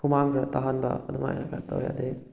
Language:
Manipuri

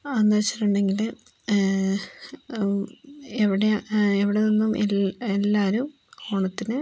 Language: Malayalam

